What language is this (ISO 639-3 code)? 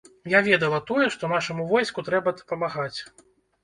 bel